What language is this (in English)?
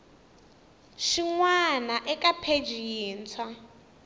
Tsonga